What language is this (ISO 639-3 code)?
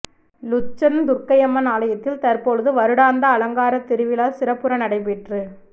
tam